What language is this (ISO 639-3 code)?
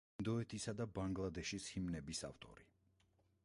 kat